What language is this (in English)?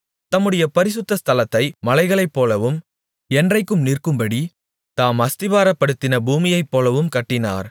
Tamil